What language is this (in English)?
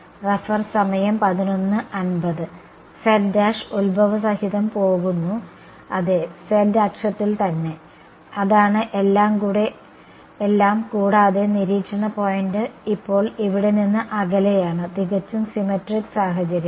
Malayalam